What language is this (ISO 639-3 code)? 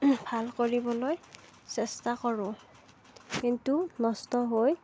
asm